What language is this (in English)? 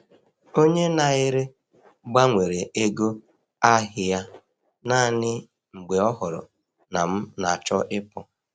Igbo